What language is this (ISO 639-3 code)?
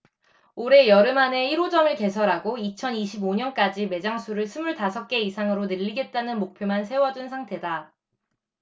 kor